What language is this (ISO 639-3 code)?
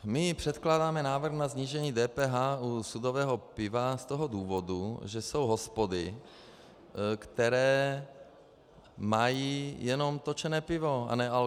ces